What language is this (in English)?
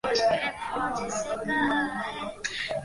Bangla